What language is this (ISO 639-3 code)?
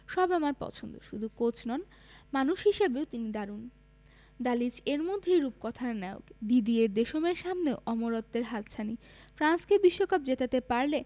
ben